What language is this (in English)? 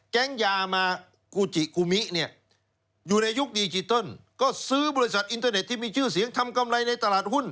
Thai